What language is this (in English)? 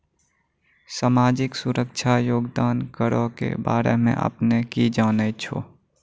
Maithili